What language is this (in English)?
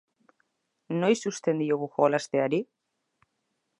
Basque